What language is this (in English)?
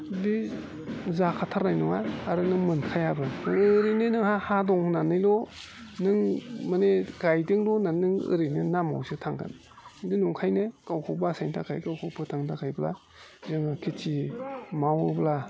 Bodo